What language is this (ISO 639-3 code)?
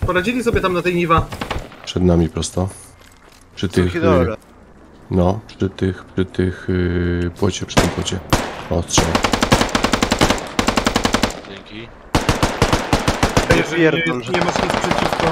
pol